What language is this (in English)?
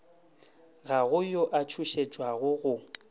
Northern Sotho